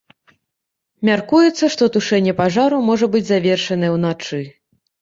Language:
Belarusian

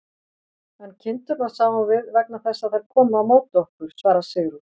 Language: Icelandic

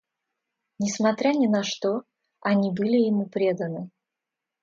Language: Russian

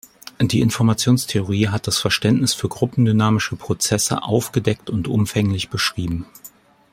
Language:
German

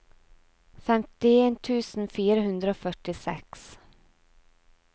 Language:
Norwegian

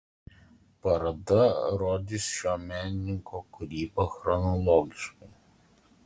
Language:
Lithuanian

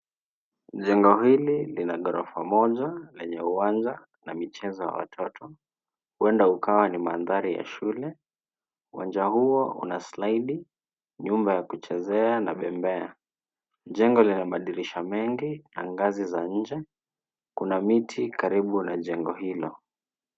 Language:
Swahili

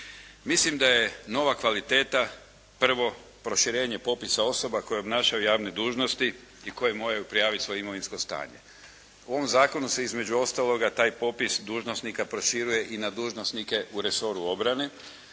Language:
Croatian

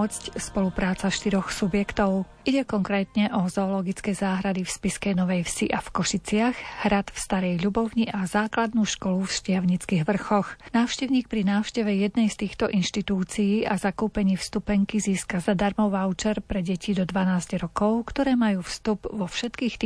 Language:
Slovak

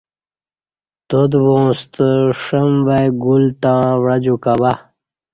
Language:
Kati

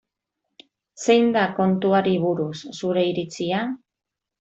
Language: Basque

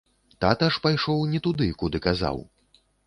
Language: Belarusian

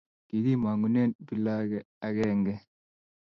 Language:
Kalenjin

